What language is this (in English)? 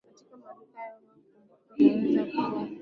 Swahili